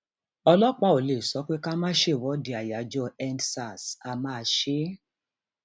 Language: Yoruba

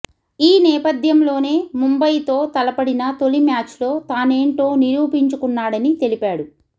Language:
Telugu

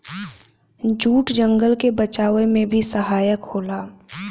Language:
Bhojpuri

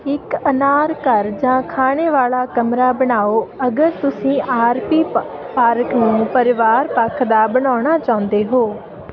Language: Punjabi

